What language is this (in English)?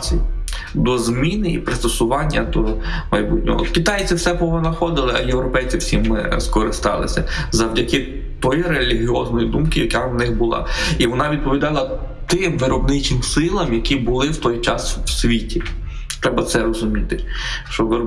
Ukrainian